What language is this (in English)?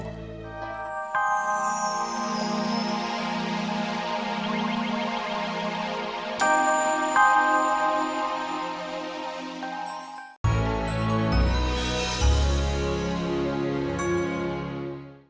Indonesian